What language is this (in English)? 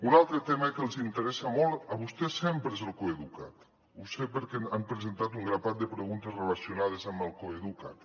Catalan